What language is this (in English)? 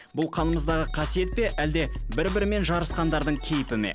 Kazakh